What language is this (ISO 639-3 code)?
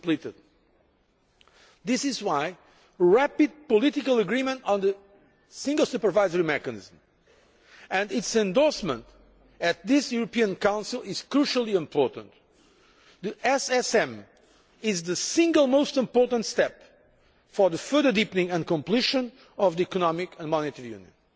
eng